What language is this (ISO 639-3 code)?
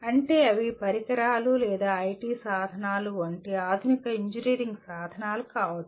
tel